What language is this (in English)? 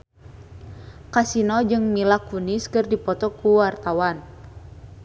Sundanese